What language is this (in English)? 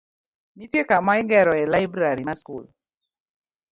Luo (Kenya and Tanzania)